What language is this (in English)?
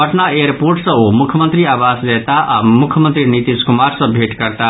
Maithili